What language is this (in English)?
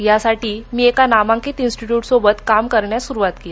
Marathi